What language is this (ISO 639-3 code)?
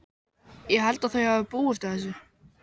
isl